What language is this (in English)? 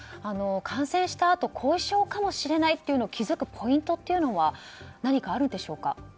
Japanese